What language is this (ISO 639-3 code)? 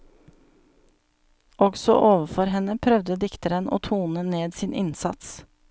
nor